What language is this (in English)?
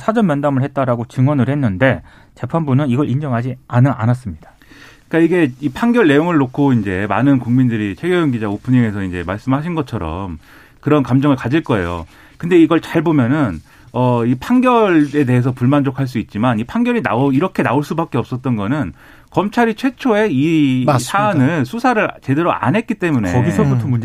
Korean